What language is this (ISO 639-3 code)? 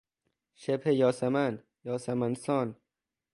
fas